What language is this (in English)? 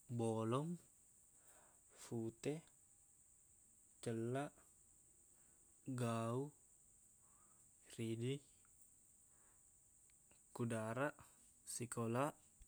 Buginese